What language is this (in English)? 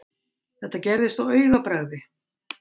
Icelandic